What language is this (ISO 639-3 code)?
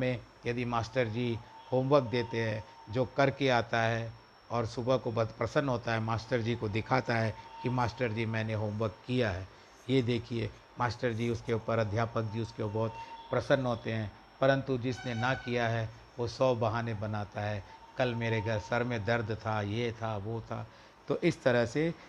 hin